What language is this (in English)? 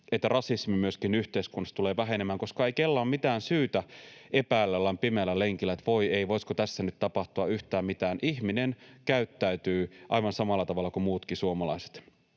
Finnish